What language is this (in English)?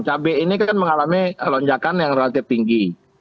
Indonesian